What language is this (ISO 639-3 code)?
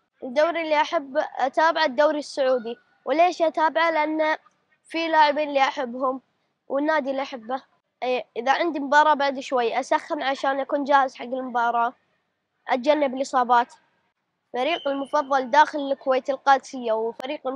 ara